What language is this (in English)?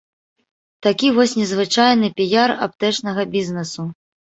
Belarusian